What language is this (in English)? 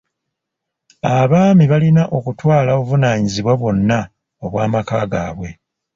Ganda